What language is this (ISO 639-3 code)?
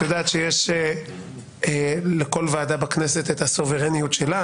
heb